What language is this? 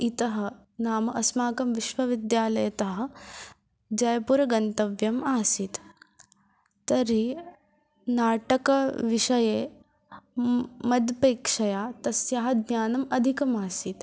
Sanskrit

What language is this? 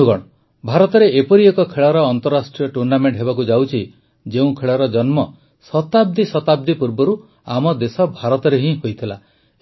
Odia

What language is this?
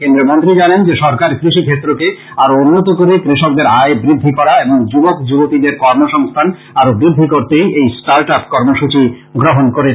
Bangla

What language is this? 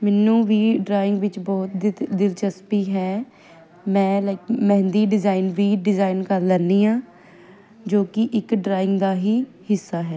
Punjabi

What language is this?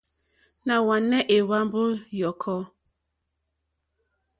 Mokpwe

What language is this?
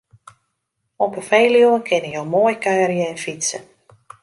Western Frisian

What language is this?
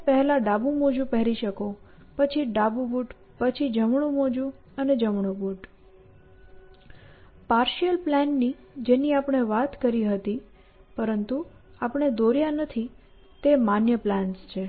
Gujarati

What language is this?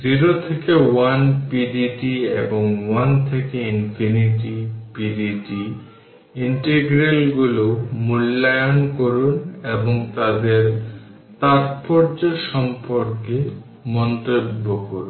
Bangla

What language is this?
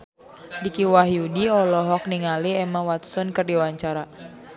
Sundanese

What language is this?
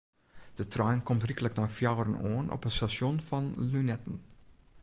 Western Frisian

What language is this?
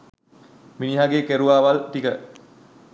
Sinhala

